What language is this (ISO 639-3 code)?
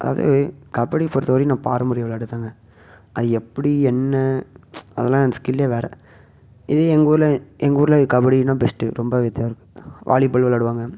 tam